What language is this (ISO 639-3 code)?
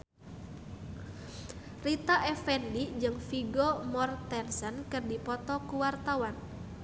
sun